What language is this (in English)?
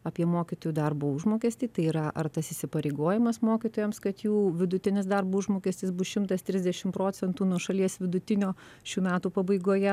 Lithuanian